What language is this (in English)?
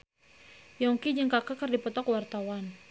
Sundanese